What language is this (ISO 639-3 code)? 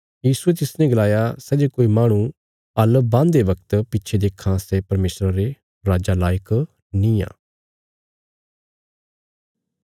kfs